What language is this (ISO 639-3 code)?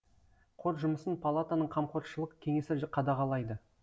kaz